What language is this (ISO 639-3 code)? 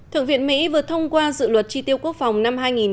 vie